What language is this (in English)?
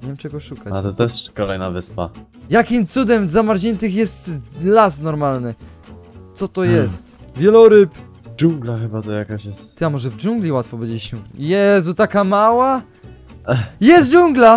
Polish